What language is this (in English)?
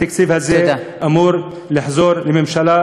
Hebrew